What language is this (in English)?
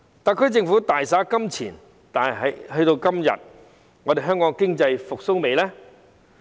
Cantonese